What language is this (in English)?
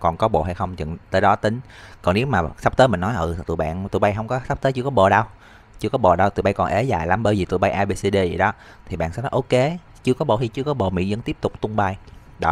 Vietnamese